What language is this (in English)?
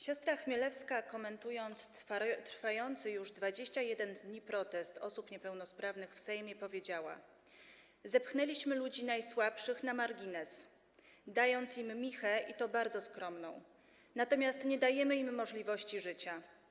Polish